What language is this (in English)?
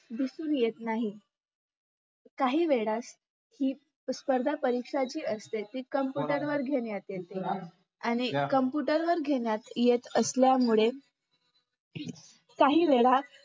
Marathi